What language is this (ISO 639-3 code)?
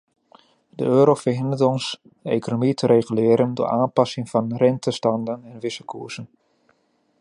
nld